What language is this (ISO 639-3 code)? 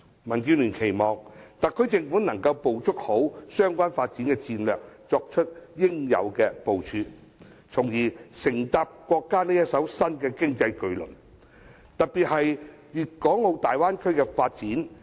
yue